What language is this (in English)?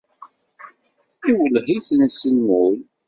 Kabyle